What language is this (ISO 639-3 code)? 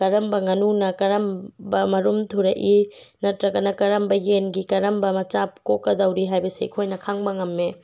mni